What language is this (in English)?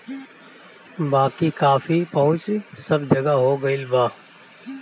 Bhojpuri